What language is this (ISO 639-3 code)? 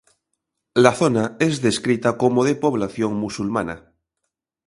spa